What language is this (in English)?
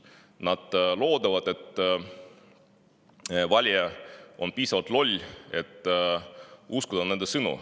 Estonian